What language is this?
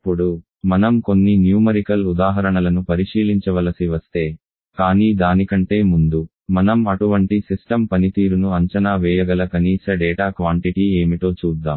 Telugu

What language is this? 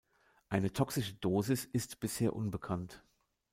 German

